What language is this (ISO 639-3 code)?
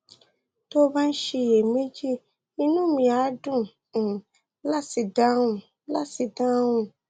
yor